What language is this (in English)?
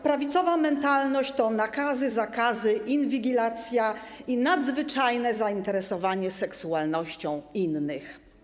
Polish